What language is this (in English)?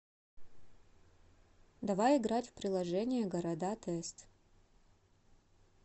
Russian